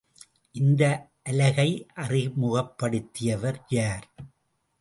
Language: Tamil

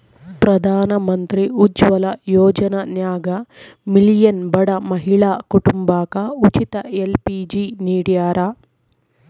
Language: Kannada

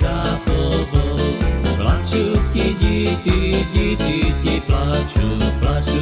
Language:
Slovak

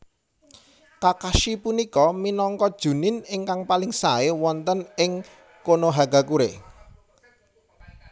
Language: Javanese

